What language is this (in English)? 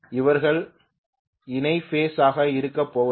Tamil